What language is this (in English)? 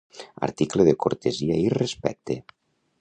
Catalan